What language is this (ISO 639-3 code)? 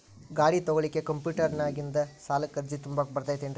kan